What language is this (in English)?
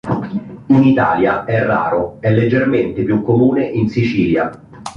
Italian